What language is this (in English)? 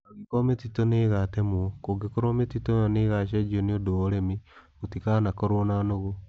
Kikuyu